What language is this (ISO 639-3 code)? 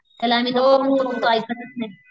mar